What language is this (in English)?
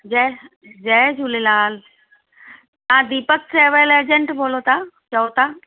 Sindhi